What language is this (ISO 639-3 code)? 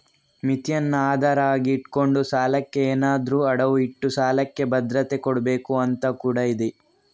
kan